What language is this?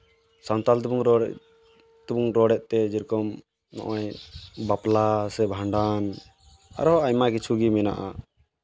Santali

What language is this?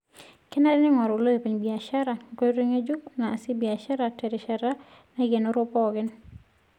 Masai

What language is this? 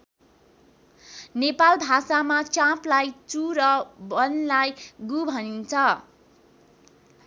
Nepali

